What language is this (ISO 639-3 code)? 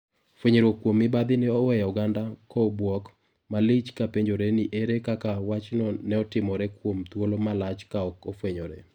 luo